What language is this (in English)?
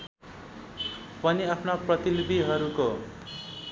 Nepali